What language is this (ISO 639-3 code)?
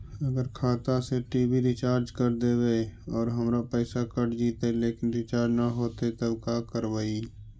mag